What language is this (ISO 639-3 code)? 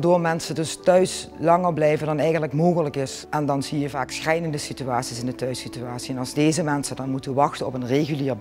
nld